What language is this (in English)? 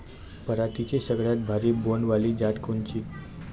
Marathi